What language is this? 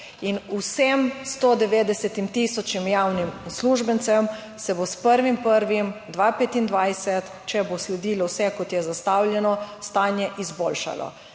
Slovenian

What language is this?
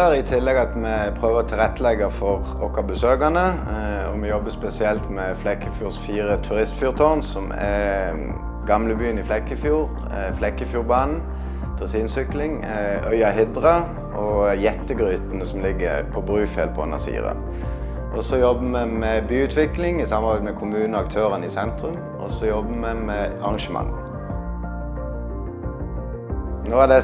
Dutch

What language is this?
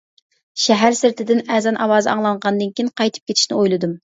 Uyghur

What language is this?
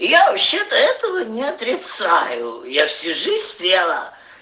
Russian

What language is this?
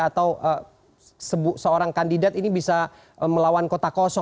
Indonesian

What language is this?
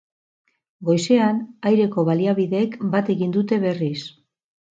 Basque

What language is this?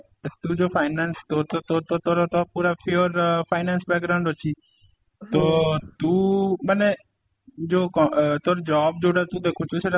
Odia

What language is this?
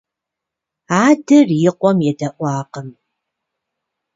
Kabardian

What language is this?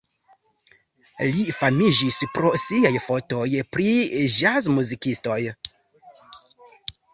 Esperanto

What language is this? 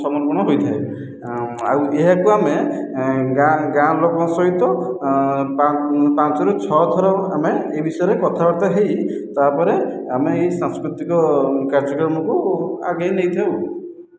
Odia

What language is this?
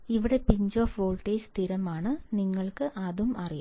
Malayalam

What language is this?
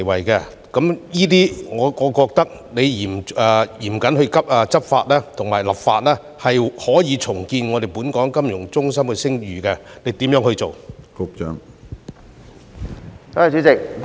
Cantonese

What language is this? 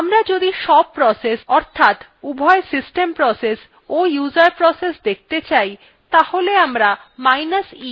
Bangla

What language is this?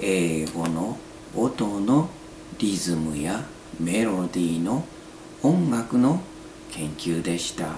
Japanese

